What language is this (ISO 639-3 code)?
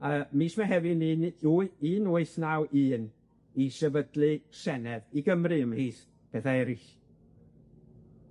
cym